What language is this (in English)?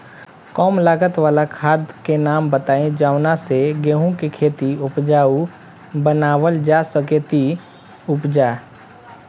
Bhojpuri